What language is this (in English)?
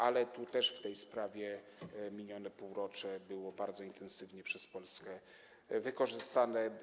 Polish